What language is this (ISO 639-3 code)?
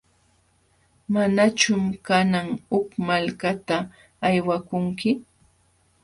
qxw